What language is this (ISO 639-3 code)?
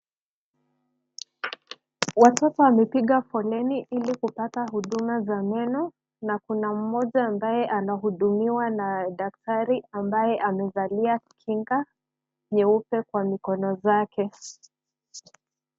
swa